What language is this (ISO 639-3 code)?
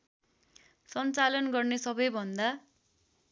nep